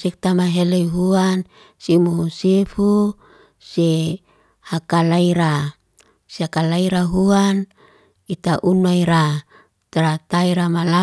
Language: Liana-Seti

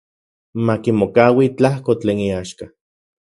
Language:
Central Puebla Nahuatl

